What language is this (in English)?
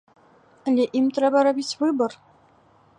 Belarusian